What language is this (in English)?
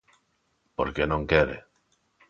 Galician